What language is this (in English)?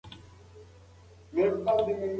Pashto